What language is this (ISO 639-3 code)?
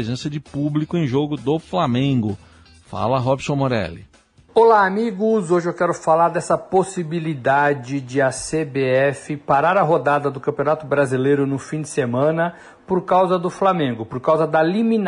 por